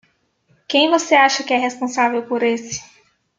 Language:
Portuguese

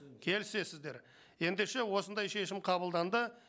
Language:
Kazakh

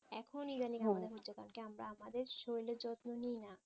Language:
Bangla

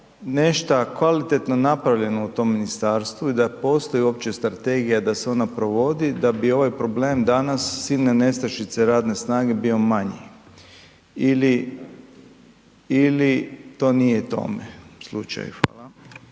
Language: Croatian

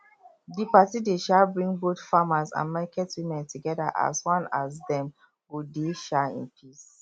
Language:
Nigerian Pidgin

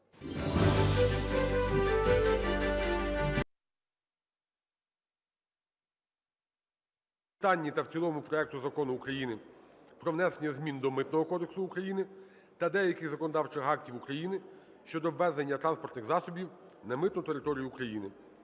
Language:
Ukrainian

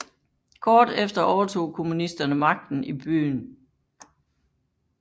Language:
Danish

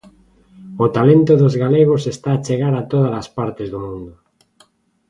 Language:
Galician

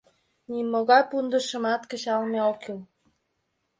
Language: Mari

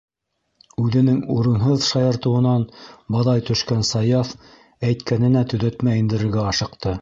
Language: Bashkir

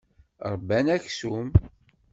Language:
Kabyle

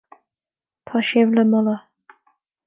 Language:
Irish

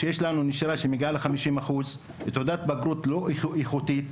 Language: Hebrew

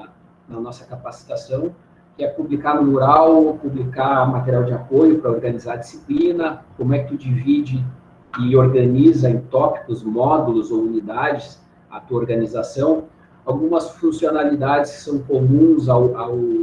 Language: Portuguese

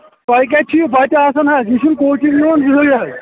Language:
Kashmiri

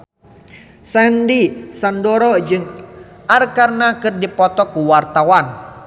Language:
Sundanese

